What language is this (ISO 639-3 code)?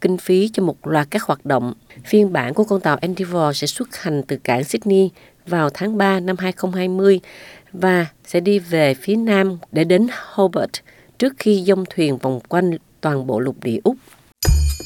vie